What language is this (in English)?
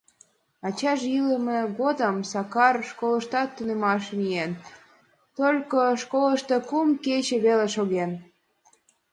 Mari